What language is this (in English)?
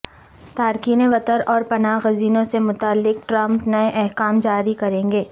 Urdu